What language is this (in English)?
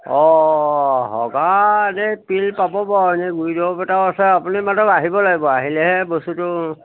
Assamese